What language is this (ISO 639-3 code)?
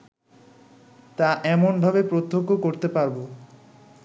ben